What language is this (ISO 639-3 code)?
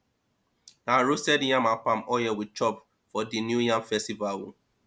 pcm